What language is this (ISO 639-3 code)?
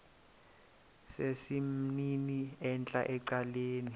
xho